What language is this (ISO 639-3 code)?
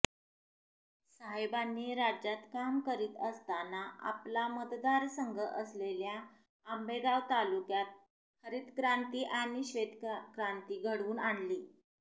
mar